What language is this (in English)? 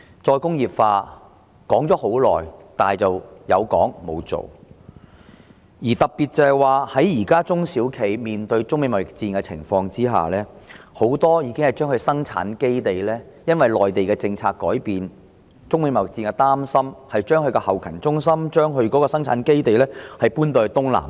Cantonese